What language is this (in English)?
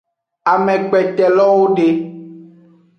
Aja (Benin)